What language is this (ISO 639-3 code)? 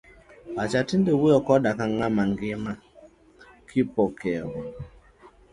luo